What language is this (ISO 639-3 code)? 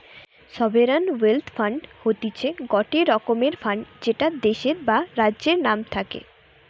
ben